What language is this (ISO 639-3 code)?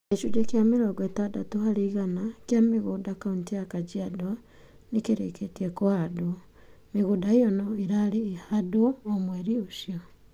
kik